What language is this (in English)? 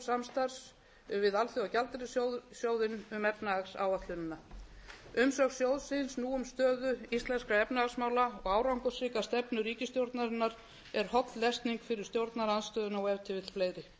Icelandic